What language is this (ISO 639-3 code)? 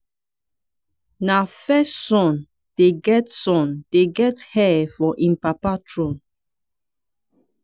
pcm